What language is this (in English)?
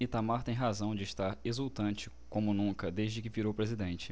Portuguese